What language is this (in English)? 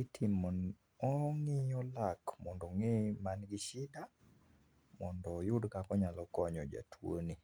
Luo (Kenya and Tanzania)